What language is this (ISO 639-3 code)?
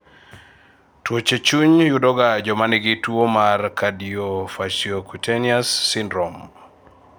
luo